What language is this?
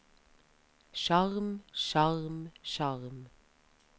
Norwegian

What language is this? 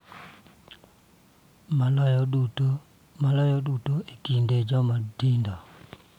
Luo (Kenya and Tanzania)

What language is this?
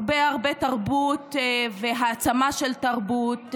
Hebrew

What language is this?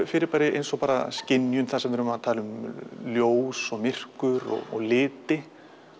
Icelandic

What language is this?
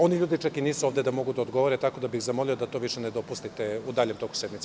Serbian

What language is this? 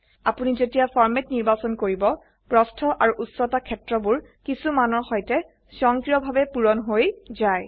Assamese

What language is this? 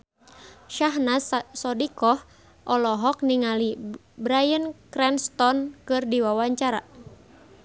Sundanese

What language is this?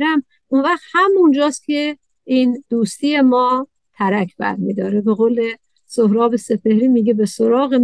Persian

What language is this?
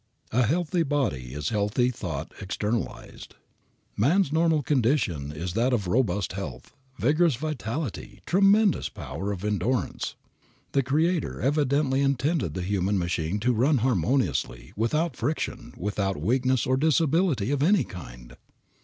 English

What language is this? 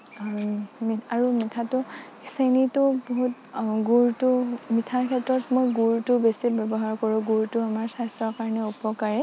Assamese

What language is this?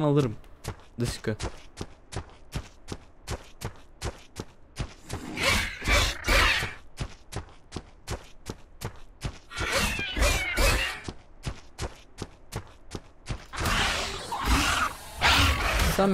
Turkish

